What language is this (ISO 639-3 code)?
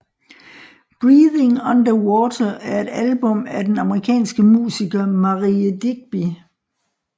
dan